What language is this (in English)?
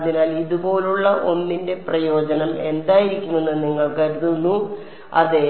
Malayalam